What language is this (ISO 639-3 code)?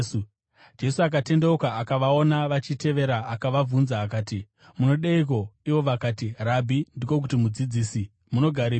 sna